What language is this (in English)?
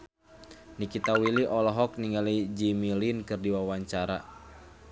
Sundanese